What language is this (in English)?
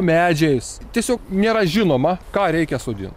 Lithuanian